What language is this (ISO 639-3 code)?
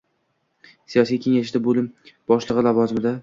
uzb